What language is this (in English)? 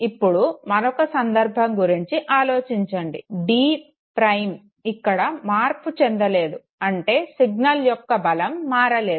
Telugu